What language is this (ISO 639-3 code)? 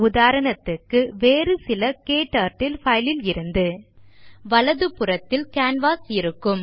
tam